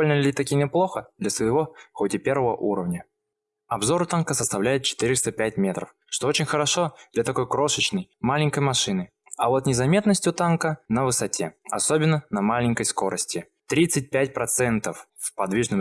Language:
Russian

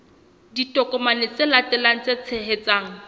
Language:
Southern Sotho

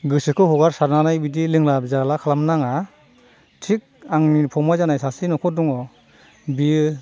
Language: Bodo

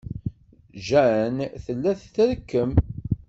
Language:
Kabyle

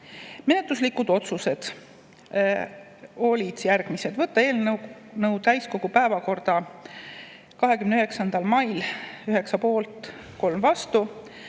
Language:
Estonian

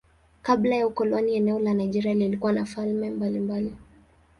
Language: Swahili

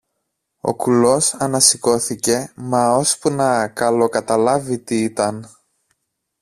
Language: Greek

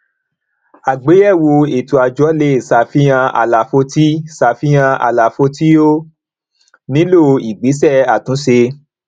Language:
Yoruba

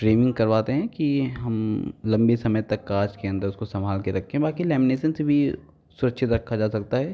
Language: Hindi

